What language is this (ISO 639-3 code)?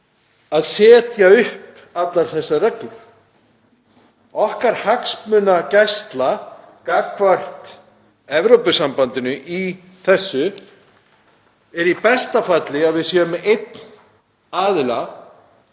isl